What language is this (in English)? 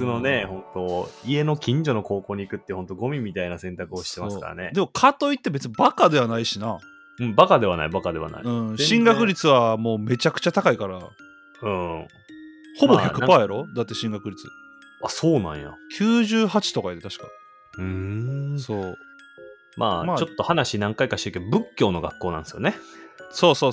Japanese